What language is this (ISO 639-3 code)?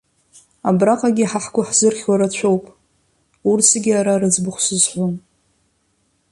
abk